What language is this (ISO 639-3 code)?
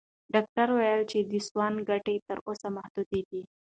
pus